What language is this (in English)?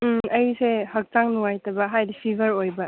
Manipuri